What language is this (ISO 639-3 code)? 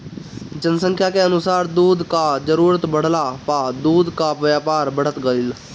bho